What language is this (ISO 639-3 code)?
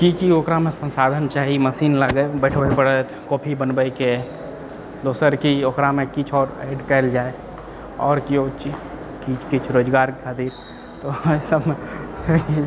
mai